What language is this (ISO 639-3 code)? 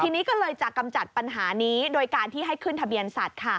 tha